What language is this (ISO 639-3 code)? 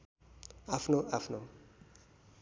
nep